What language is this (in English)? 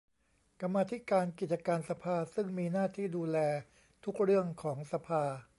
Thai